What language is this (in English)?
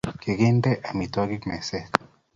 Kalenjin